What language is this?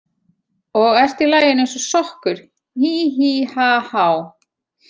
Icelandic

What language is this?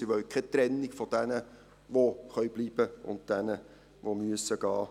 Swiss German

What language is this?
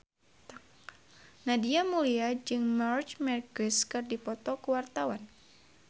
Sundanese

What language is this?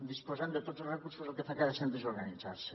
Catalan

